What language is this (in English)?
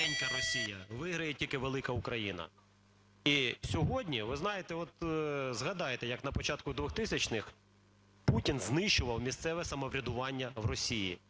Ukrainian